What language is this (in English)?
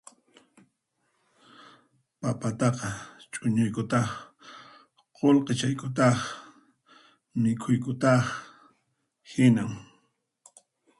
Puno Quechua